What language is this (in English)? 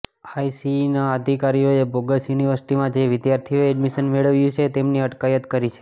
Gujarati